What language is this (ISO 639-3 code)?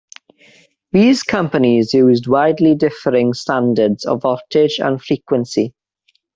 eng